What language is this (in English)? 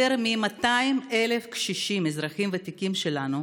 Hebrew